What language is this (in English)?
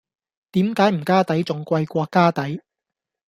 Cantonese